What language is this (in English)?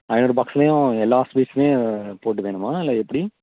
Tamil